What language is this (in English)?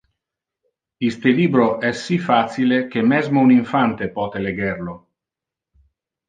Interlingua